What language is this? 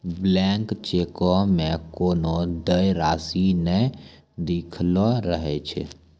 Maithili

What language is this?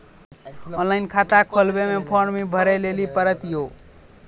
Maithili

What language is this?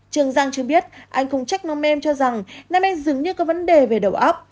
Vietnamese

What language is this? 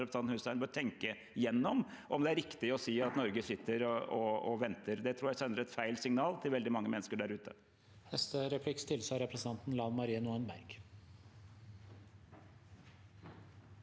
Norwegian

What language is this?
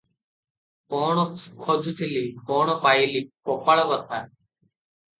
Odia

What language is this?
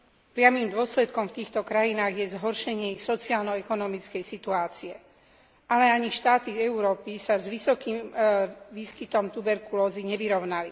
Slovak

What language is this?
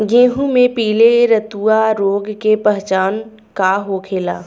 Bhojpuri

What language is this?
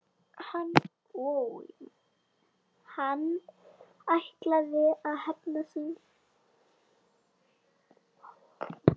Icelandic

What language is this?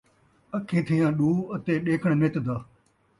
Saraiki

